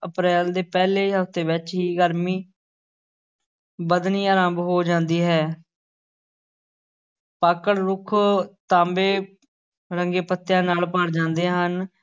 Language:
Punjabi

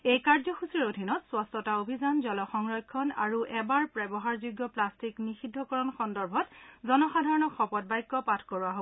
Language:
Assamese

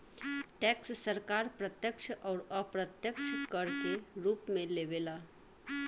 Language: Bhojpuri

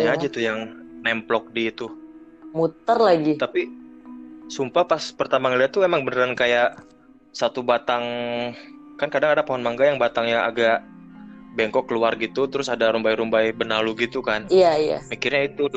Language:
Indonesian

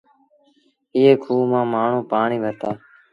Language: Sindhi Bhil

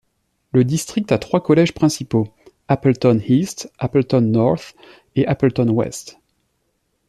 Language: French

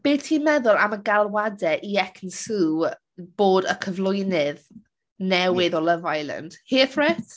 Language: Welsh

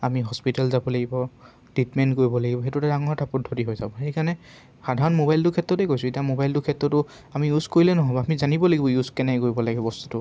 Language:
Assamese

